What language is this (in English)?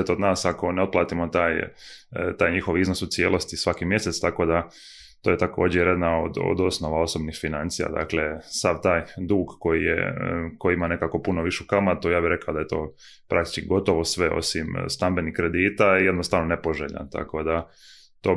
Croatian